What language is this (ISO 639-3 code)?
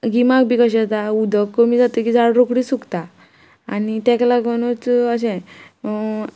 kok